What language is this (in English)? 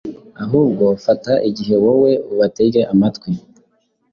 Kinyarwanda